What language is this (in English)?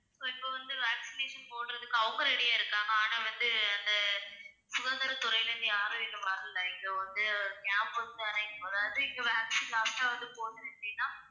Tamil